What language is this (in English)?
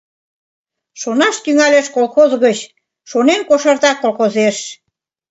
Mari